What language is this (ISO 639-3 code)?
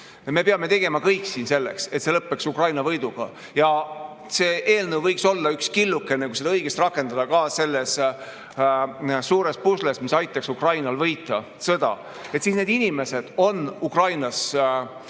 est